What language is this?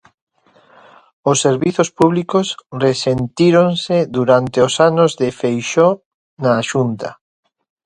Galician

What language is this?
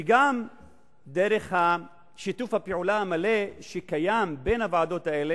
Hebrew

